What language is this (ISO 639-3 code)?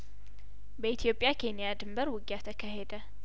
amh